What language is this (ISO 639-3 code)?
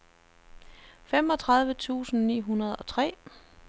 dan